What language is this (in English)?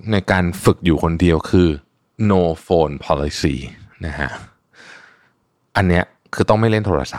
Thai